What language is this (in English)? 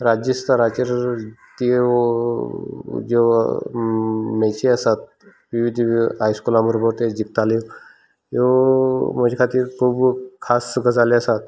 Konkani